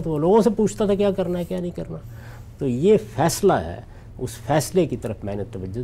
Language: Urdu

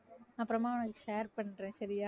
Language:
Tamil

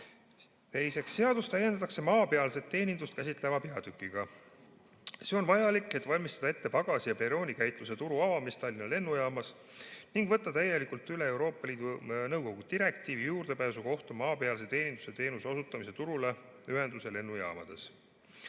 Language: Estonian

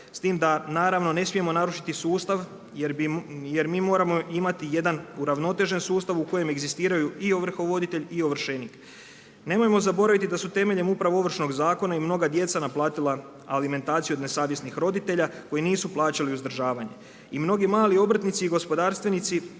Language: Croatian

